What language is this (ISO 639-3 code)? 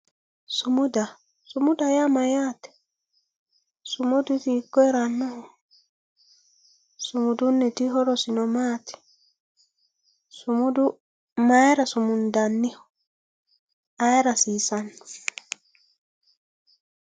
sid